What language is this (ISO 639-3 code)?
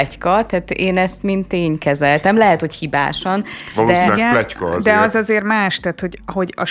hun